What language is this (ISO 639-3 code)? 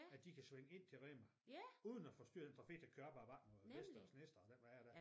dan